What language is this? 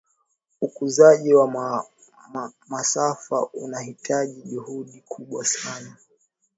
Swahili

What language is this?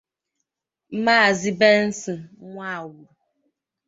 Igbo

